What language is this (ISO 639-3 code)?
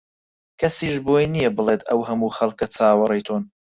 ckb